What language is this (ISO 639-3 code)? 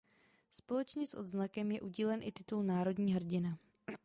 ces